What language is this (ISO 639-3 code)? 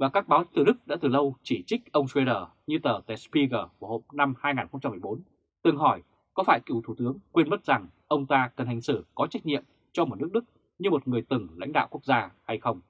vie